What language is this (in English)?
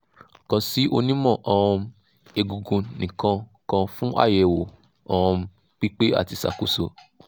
Yoruba